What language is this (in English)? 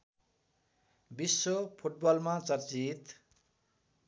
Nepali